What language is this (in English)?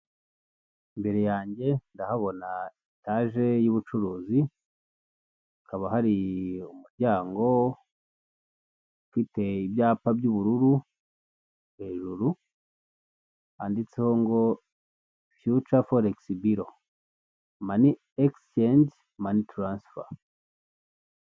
Kinyarwanda